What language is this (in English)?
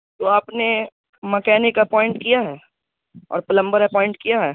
Urdu